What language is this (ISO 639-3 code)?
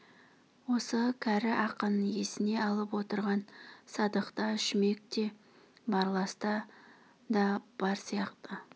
kaz